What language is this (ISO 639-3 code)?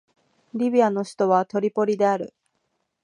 jpn